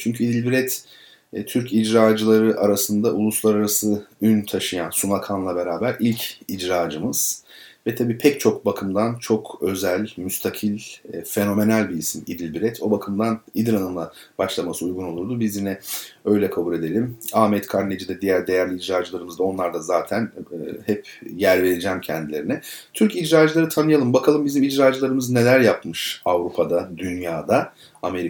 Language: Turkish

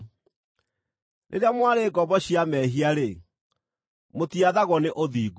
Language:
Kikuyu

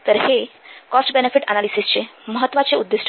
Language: Marathi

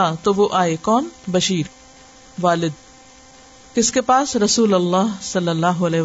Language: Urdu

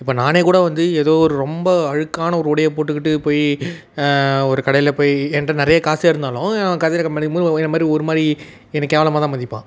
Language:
Tamil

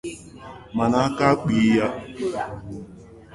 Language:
Igbo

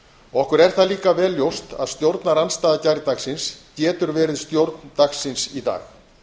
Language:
Icelandic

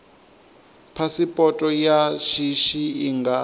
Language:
Venda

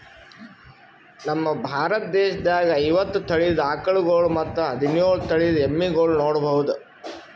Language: Kannada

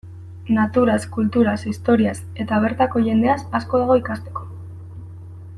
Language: Basque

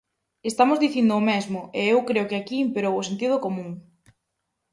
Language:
Galician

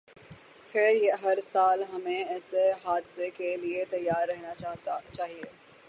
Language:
Urdu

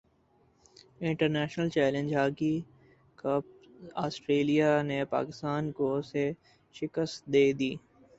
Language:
Urdu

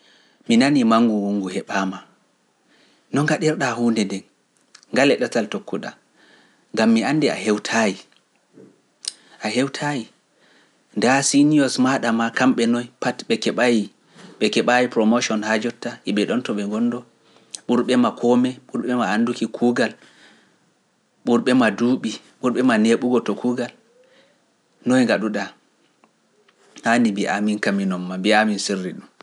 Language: Pular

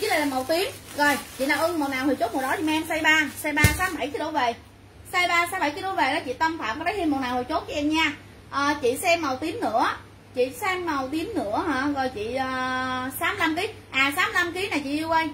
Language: Vietnamese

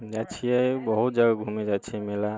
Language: Maithili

